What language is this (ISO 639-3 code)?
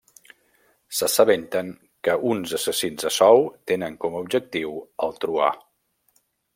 cat